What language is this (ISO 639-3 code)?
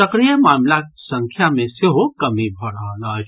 mai